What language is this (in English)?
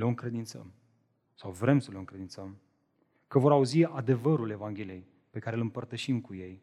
Romanian